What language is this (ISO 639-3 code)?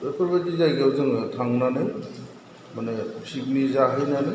brx